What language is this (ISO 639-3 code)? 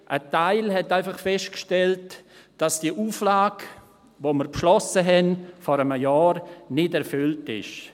gsw